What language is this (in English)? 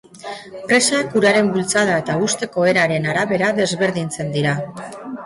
Basque